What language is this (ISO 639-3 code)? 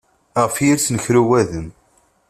kab